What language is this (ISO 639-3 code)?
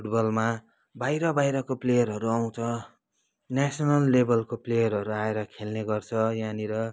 nep